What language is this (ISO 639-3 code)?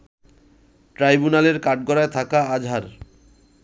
ben